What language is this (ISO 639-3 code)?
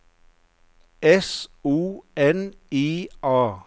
nor